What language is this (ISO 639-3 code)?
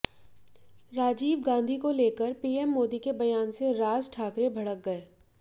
hin